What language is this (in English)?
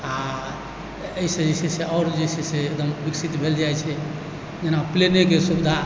Maithili